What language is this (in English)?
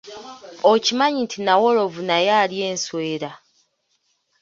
Ganda